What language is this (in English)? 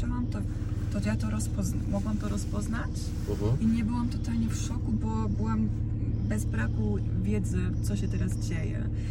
Polish